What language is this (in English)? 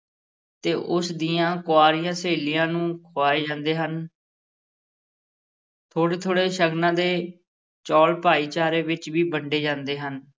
Punjabi